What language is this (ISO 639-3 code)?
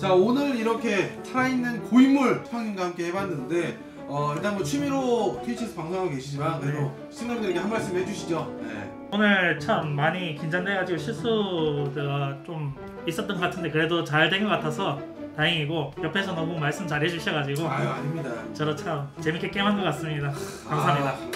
kor